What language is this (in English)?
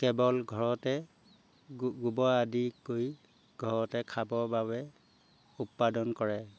Assamese